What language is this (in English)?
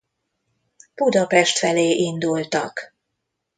Hungarian